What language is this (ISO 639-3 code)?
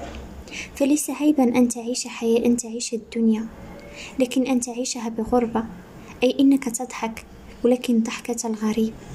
ara